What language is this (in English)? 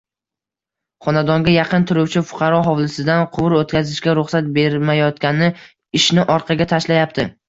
Uzbek